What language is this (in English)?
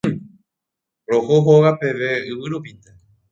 Guarani